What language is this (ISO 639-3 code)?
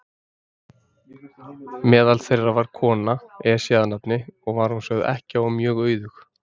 isl